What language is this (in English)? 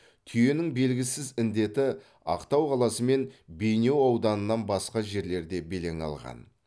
Kazakh